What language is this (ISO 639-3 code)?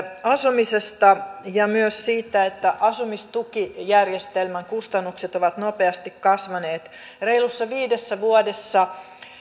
fin